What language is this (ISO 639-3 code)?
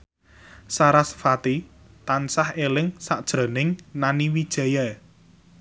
jav